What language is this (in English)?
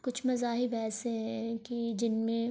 Urdu